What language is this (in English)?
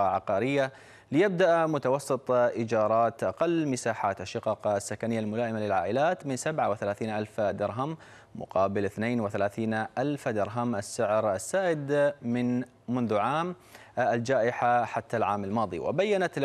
Arabic